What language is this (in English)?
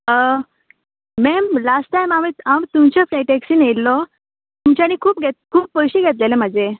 Konkani